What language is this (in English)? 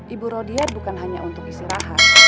Indonesian